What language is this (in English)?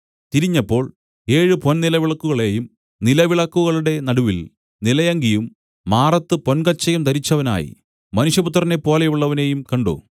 Malayalam